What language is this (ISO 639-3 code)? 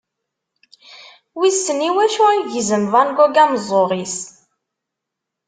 kab